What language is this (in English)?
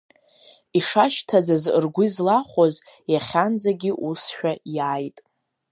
Abkhazian